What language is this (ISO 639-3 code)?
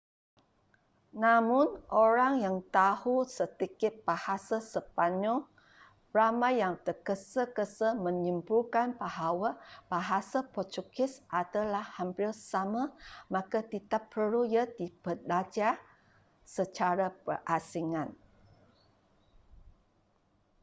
msa